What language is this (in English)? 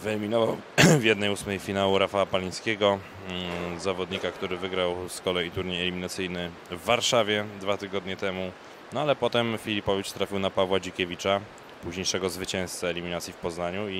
Polish